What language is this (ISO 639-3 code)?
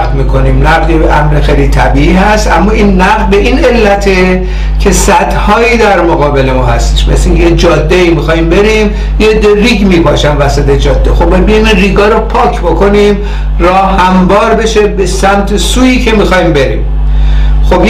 fas